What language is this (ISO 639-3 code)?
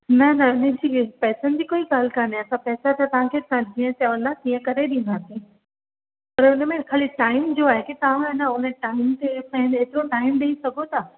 snd